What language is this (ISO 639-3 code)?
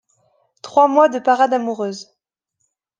fra